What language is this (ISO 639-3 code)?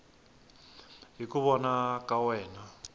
tso